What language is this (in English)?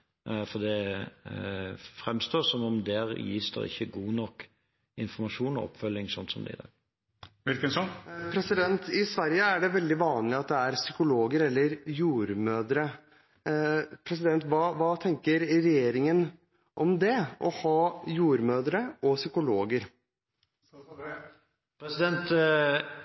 Norwegian Bokmål